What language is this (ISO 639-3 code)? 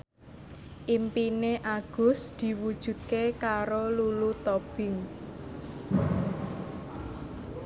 jav